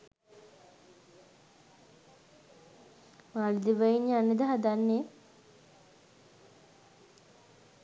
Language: Sinhala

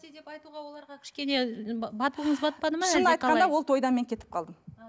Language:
Kazakh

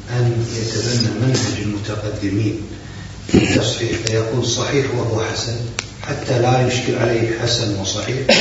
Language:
Arabic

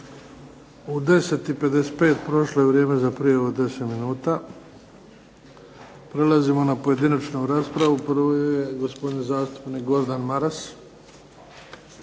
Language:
Croatian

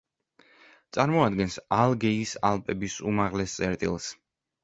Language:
Georgian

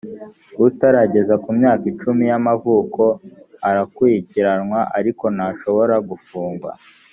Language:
Kinyarwanda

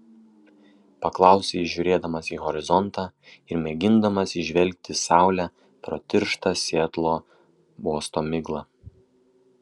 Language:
Lithuanian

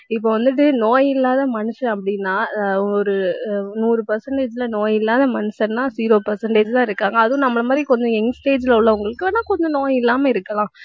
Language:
Tamil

